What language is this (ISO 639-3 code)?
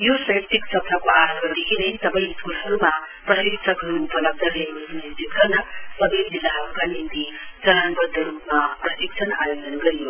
nep